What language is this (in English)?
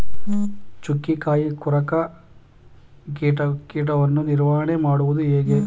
Kannada